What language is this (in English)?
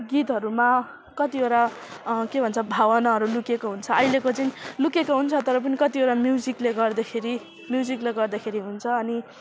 Nepali